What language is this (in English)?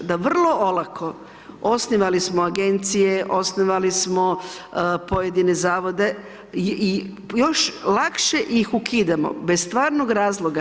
Croatian